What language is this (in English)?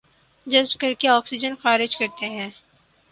Urdu